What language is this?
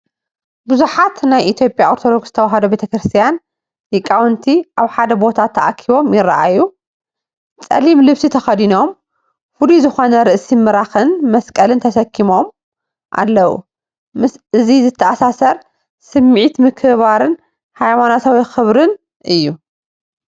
Tigrinya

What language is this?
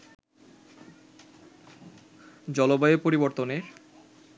Bangla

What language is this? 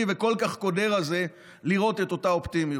Hebrew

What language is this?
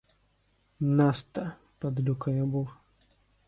Ukrainian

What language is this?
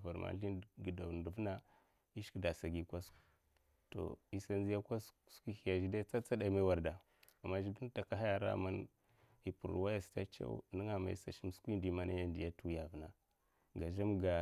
Mafa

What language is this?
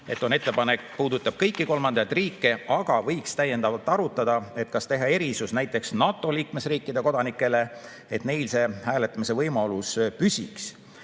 Estonian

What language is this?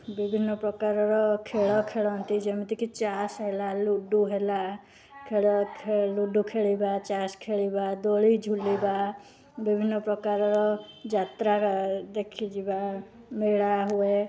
Odia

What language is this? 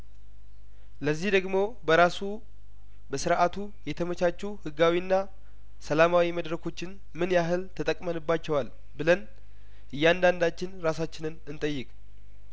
Amharic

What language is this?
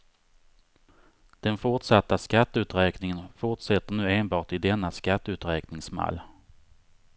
Swedish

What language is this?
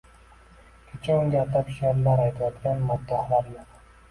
Uzbek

